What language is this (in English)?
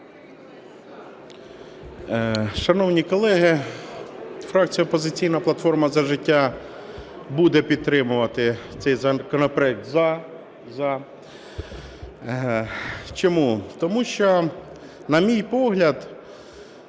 Ukrainian